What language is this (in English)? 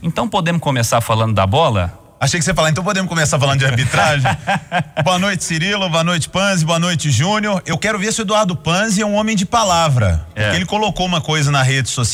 Portuguese